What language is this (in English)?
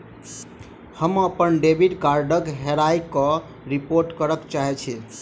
Maithili